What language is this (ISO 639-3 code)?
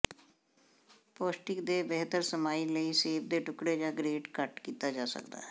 pan